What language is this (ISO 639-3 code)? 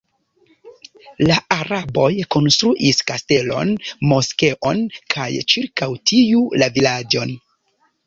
epo